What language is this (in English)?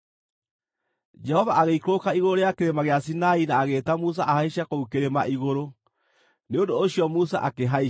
Kikuyu